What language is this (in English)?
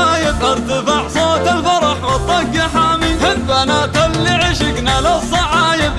Arabic